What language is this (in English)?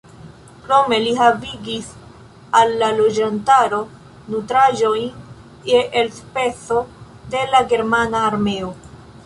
Esperanto